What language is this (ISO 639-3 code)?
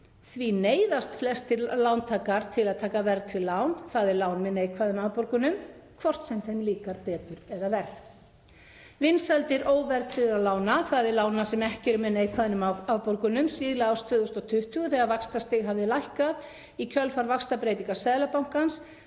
isl